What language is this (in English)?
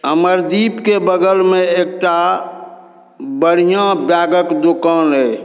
Maithili